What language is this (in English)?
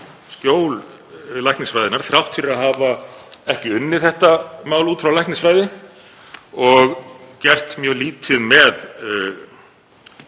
Icelandic